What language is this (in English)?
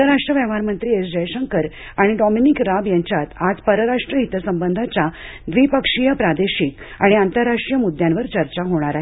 Marathi